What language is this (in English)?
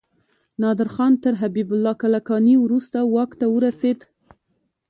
Pashto